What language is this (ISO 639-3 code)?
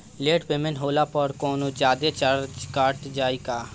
bho